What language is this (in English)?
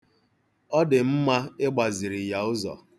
Igbo